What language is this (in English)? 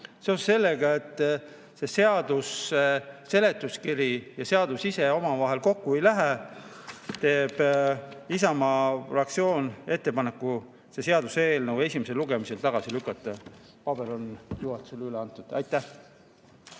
Estonian